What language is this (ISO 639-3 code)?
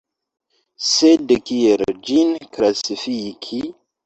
epo